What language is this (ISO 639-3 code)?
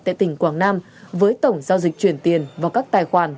vie